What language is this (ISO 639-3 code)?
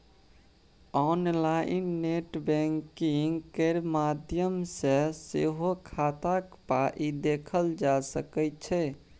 mai